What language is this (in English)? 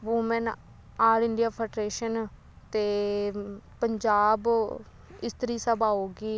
Punjabi